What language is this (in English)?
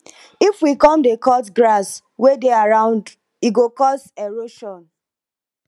Nigerian Pidgin